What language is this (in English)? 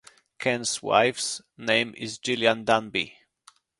English